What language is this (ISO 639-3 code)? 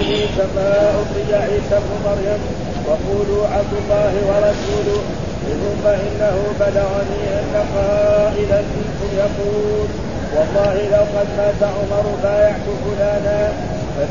ara